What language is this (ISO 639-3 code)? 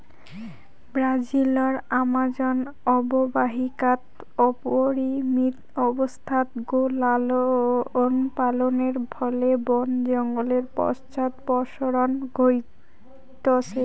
ben